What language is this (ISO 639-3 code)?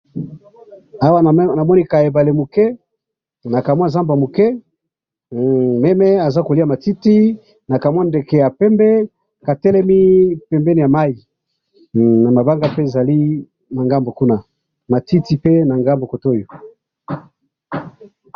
lin